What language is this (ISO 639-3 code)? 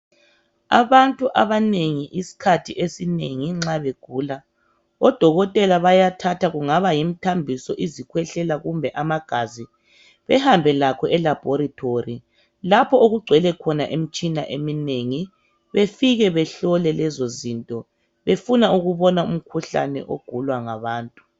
nde